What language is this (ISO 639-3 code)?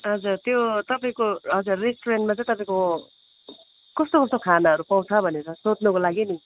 nep